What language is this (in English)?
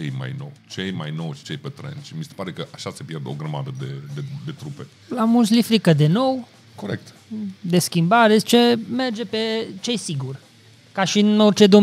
Romanian